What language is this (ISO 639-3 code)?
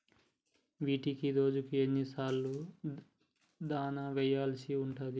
tel